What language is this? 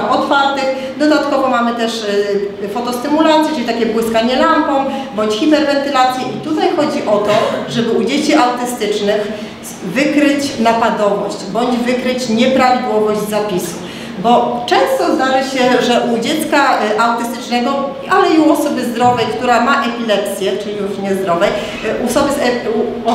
Polish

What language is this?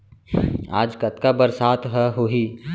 Chhattisgarhi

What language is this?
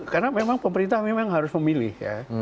Indonesian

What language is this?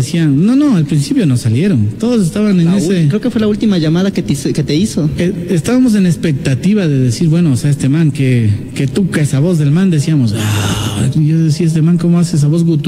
Spanish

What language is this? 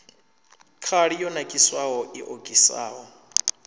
Venda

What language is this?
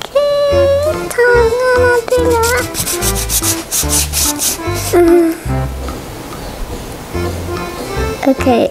Indonesian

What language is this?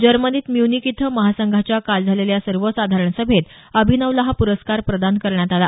Marathi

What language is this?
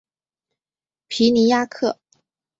Chinese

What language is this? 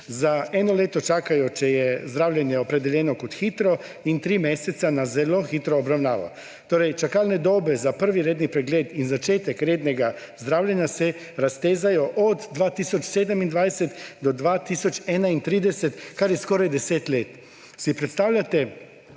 Slovenian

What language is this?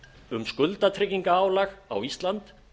Icelandic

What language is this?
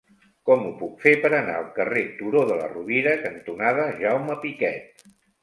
Catalan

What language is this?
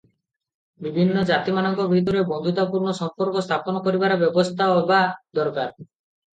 Odia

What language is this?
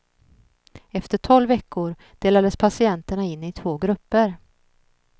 Swedish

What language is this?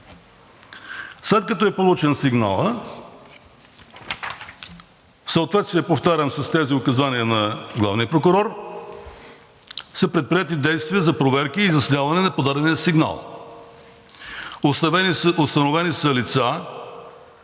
Bulgarian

